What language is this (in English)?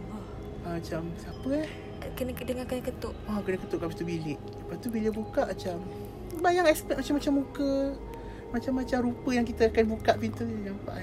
Malay